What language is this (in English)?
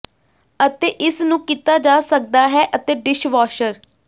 Punjabi